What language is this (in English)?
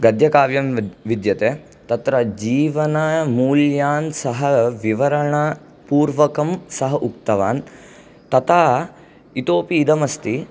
Sanskrit